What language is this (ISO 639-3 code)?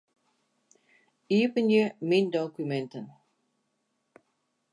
fry